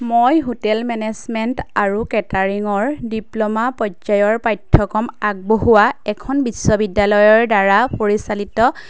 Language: Assamese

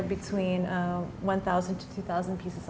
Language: Indonesian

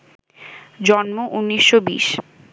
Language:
Bangla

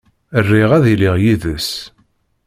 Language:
Kabyle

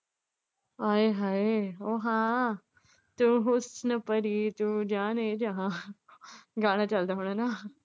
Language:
Punjabi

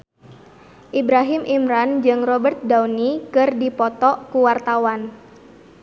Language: Sundanese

